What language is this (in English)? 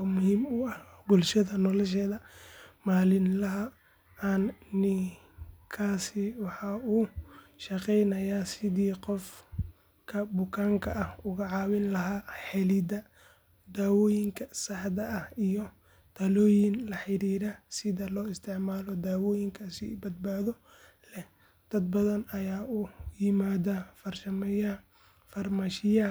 Somali